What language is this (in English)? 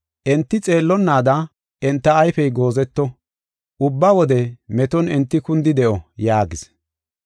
Gofa